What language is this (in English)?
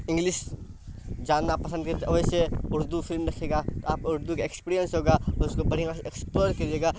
Urdu